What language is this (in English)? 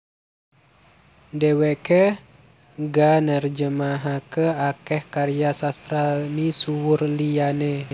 Javanese